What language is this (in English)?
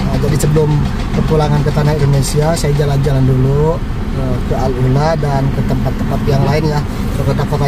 Indonesian